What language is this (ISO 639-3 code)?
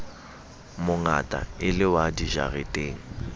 sot